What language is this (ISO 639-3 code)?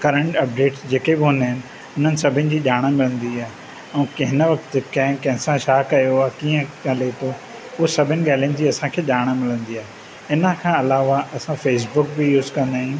snd